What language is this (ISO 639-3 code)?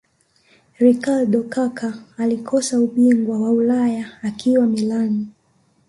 swa